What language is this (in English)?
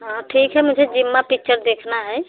Hindi